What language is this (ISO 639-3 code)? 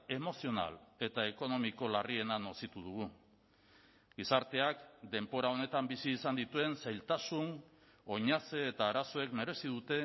eus